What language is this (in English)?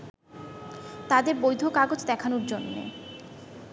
Bangla